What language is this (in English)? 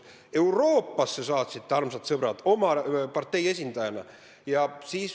Estonian